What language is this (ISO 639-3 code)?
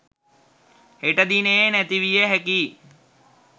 sin